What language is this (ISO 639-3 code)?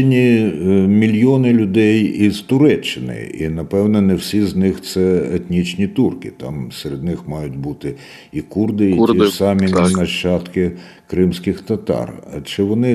ukr